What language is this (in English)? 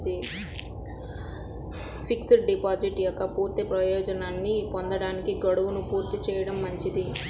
Telugu